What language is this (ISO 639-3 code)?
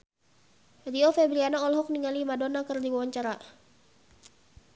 sun